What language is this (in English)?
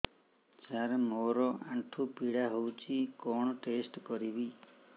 Odia